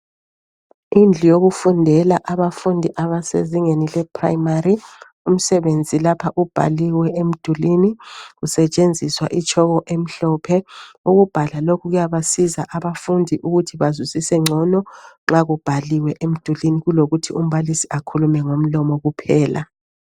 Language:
North Ndebele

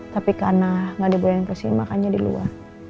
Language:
Indonesian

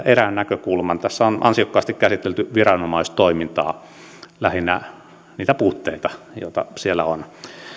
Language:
Finnish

